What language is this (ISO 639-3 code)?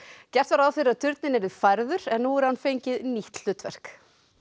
isl